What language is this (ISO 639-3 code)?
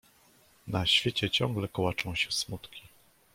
pol